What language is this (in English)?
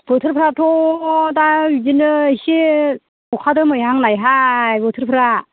Bodo